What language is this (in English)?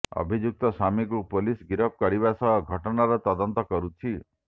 Odia